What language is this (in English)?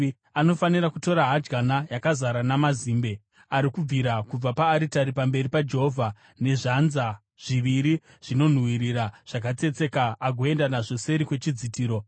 Shona